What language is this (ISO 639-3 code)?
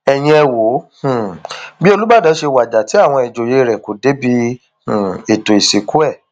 yor